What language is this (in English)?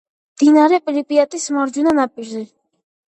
Georgian